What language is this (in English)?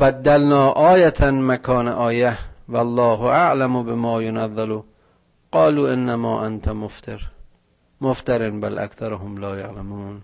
Persian